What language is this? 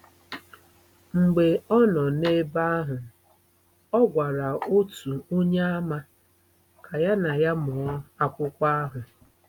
Igbo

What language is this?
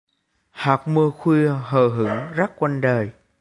Vietnamese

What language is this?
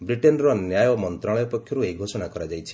Odia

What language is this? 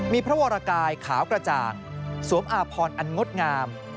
Thai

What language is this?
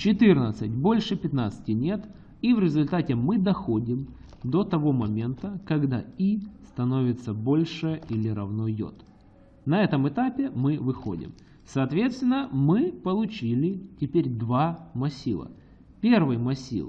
Russian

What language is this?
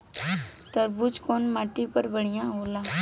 Bhojpuri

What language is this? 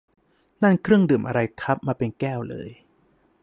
Thai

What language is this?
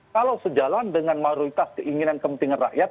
Indonesian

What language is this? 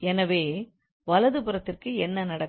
Tamil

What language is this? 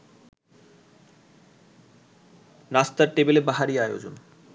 Bangla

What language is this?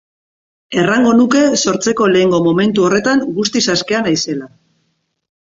Basque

